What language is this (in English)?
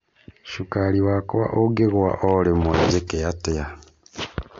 Kikuyu